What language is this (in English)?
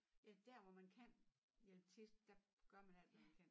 Danish